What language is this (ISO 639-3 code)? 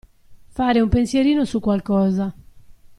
ita